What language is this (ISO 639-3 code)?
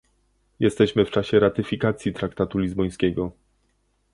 pol